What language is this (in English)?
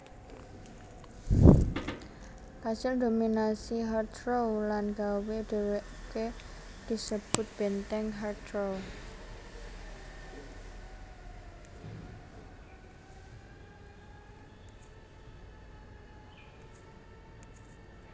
Javanese